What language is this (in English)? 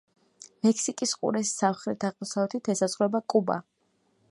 Georgian